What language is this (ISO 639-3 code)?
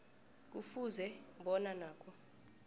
nbl